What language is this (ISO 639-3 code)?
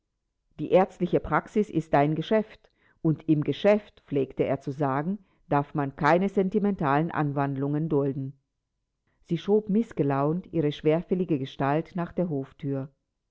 deu